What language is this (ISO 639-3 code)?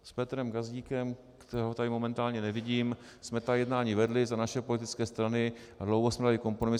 ces